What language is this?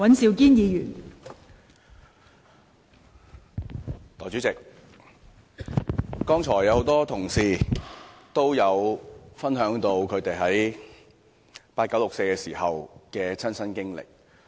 Cantonese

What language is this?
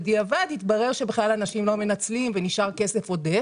Hebrew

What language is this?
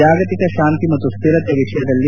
Kannada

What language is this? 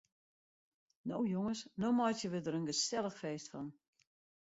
Western Frisian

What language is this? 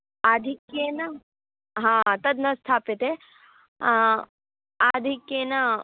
Sanskrit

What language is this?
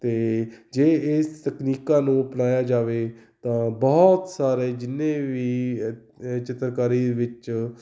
Punjabi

